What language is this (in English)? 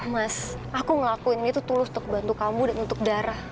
Indonesian